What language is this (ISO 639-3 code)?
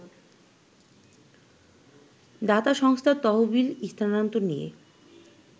ben